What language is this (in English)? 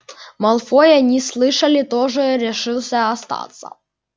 Russian